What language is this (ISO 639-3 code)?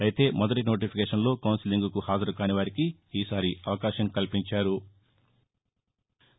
tel